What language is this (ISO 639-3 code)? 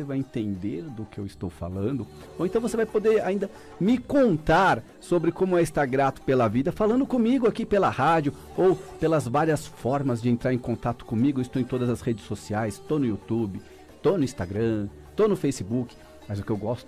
por